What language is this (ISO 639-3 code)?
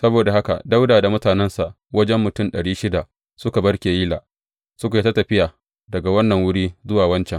hau